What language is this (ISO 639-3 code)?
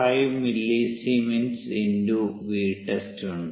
mal